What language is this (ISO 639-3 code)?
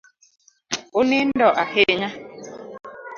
luo